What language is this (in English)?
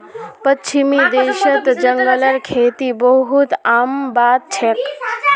Magahi